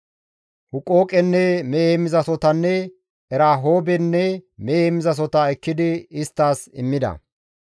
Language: Gamo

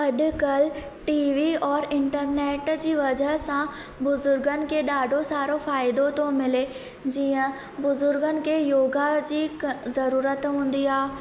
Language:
Sindhi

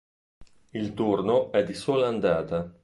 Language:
Italian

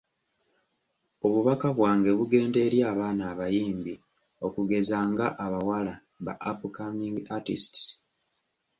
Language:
Ganda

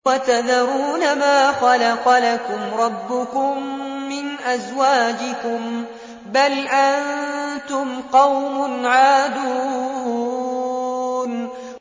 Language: Arabic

